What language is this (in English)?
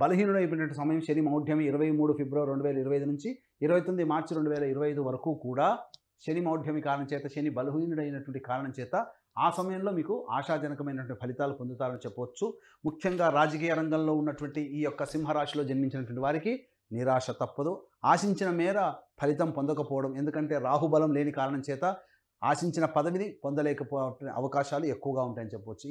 Telugu